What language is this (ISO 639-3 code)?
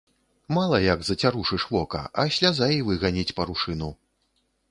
bel